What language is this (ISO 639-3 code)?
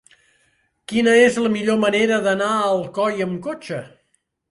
cat